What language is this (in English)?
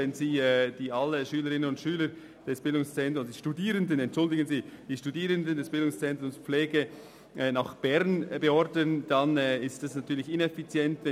Swiss German